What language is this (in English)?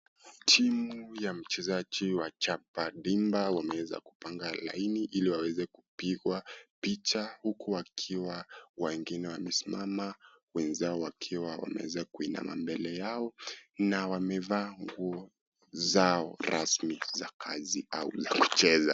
Swahili